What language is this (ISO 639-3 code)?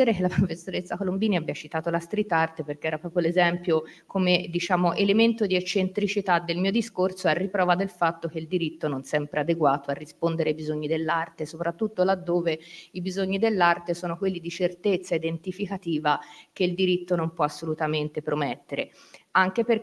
ita